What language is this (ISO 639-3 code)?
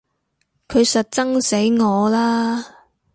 yue